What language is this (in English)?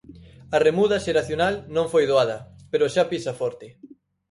Galician